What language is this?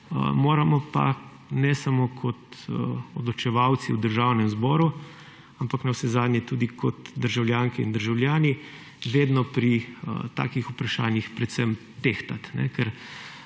Slovenian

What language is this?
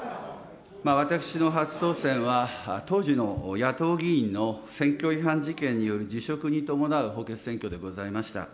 Japanese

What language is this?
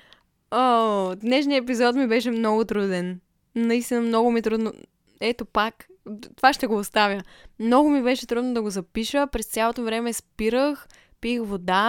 Bulgarian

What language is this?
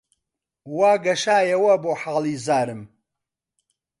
Central Kurdish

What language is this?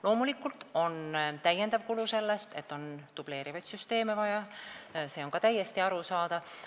Estonian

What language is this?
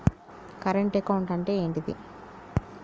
Telugu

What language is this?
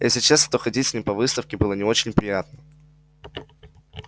Russian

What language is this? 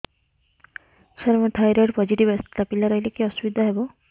Odia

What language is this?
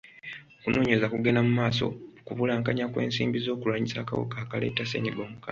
Ganda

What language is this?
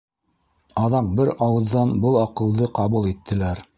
Bashkir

